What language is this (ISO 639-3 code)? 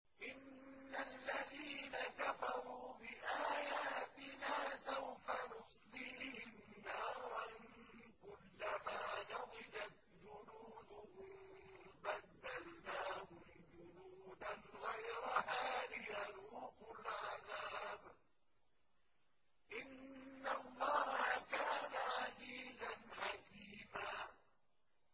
ara